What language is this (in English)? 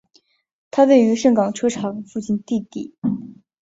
Chinese